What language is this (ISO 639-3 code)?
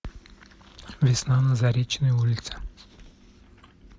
rus